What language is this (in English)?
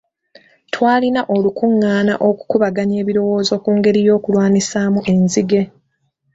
Ganda